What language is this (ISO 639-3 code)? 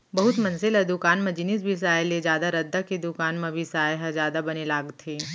hne